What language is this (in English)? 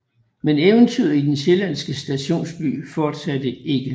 Danish